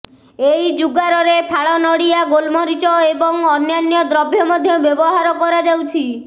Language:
Odia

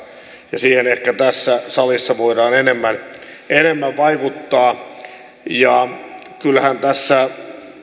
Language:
Finnish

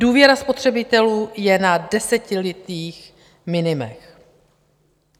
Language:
Czech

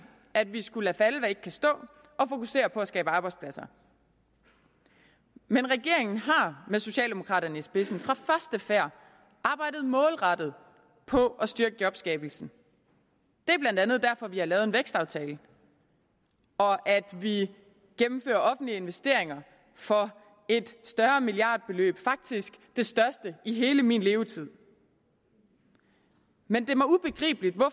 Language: Danish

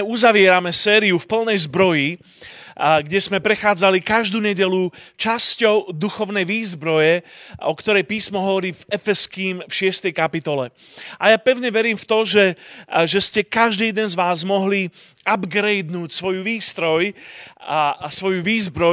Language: Slovak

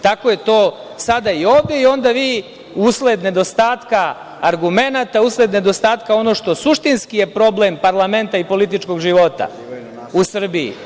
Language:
Serbian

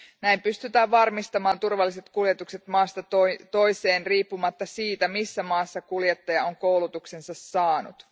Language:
Finnish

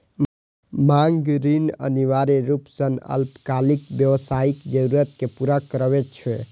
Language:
Maithili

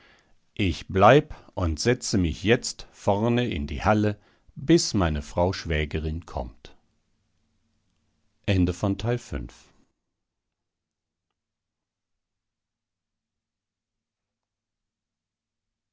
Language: German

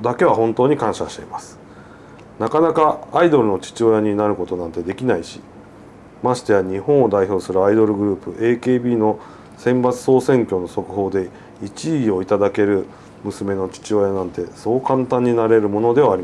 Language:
Japanese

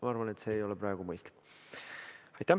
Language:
Estonian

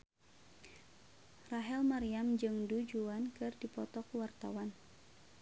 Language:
Sundanese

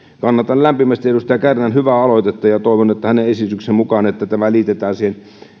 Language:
Finnish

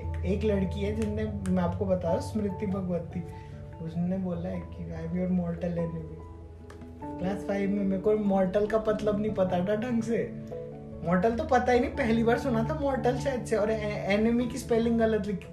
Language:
Hindi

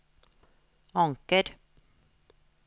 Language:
Norwegian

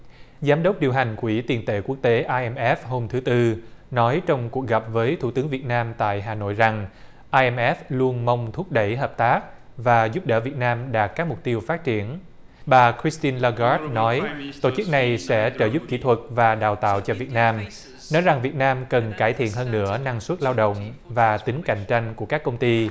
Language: Vietnamese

